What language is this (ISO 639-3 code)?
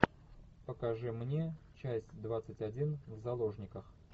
rus